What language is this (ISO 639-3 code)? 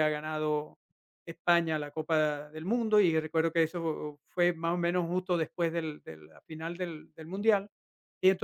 spa